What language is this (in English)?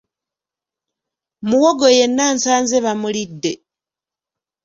Ganda